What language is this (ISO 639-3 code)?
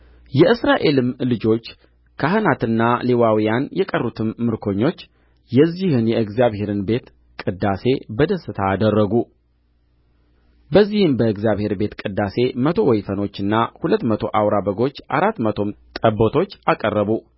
amh